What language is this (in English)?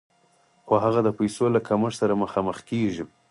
Pashto